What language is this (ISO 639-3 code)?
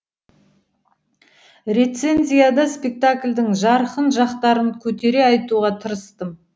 kaz